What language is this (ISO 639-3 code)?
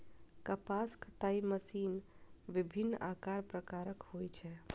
mai